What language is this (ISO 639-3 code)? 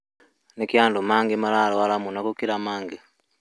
kik